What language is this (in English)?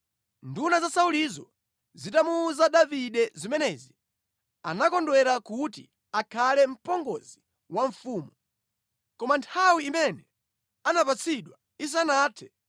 Nyanja